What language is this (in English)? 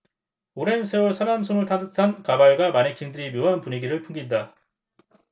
Korean